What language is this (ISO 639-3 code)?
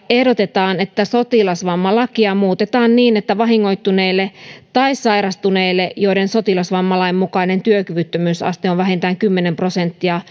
fin